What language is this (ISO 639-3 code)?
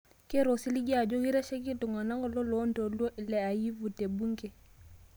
mas